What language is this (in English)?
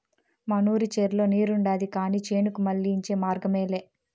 Telugu